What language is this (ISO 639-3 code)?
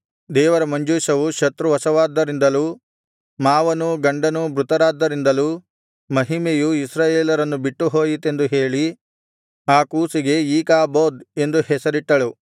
kan